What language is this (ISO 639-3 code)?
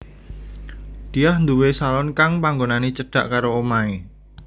jav